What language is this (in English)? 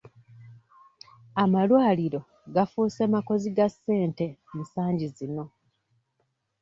Ganda